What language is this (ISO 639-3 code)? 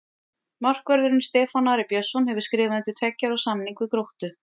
isl